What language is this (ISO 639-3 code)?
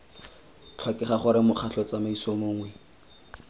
tsn